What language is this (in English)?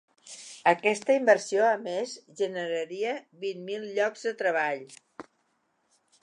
Catalan